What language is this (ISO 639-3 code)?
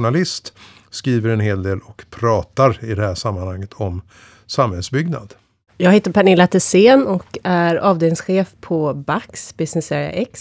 swe